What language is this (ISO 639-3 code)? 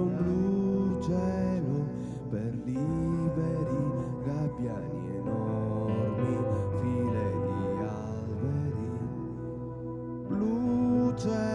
ita